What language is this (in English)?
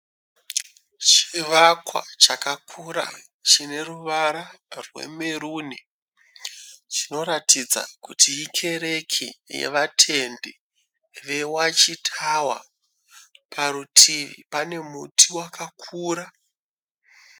Shona